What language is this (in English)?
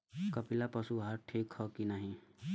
Bhojpuri